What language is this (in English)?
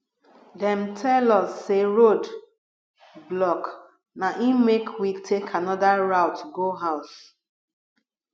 Nigerian Pidgin